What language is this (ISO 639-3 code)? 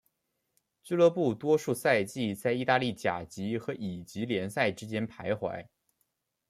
zho